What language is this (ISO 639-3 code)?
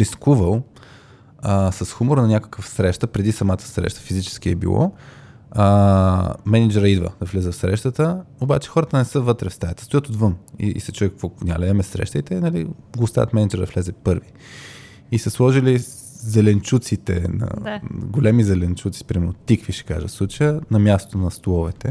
bul